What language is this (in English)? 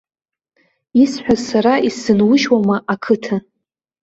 Abkhazian